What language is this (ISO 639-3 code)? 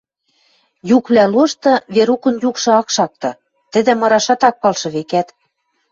mrj